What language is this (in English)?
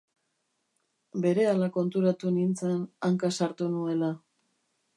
Basque